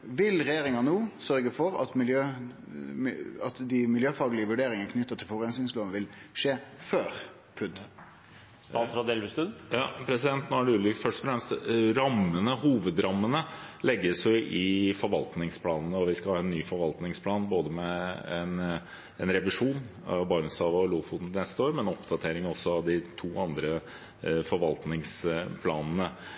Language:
Norwegian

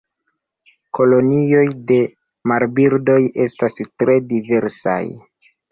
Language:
Esperanto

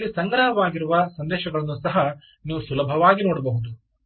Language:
Kannada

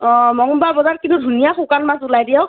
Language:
Assamese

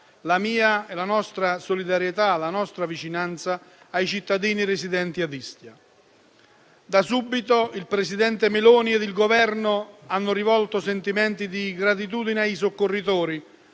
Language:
Italian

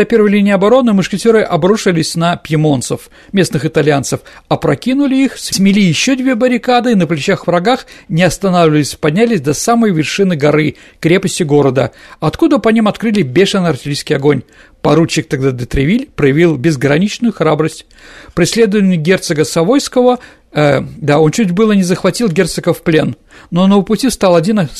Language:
Russian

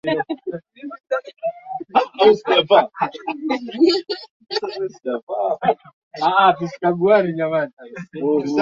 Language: Swahili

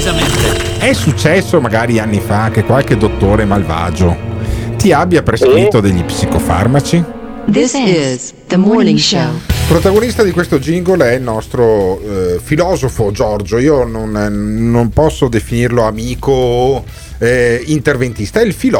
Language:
Italian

